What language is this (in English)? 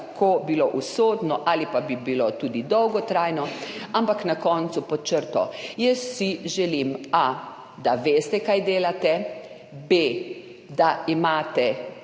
Slovenian